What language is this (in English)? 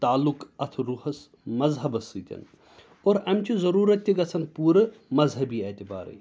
Kashmiri